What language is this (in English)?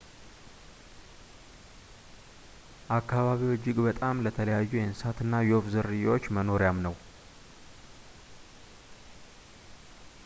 Amharic